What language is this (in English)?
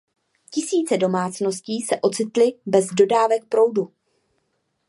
Czech